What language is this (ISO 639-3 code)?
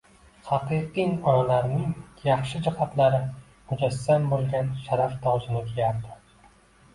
uzb